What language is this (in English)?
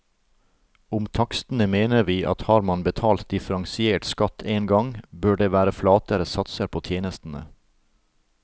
Norwegian